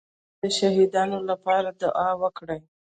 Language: Pashto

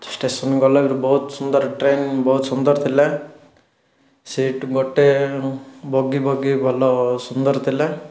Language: Odia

